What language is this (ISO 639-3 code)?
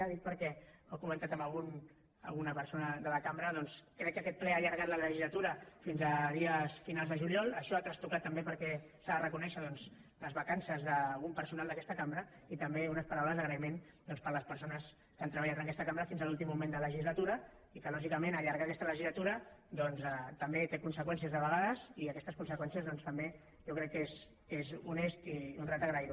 cat